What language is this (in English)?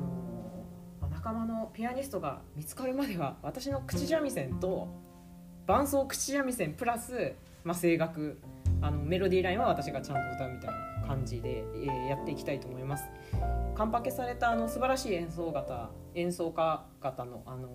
Japanese